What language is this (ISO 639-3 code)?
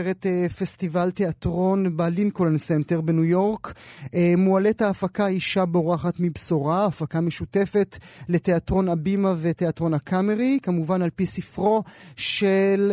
heb